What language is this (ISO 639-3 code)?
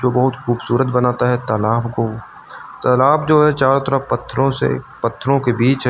hin